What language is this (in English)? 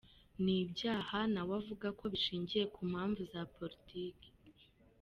Kinyarwanda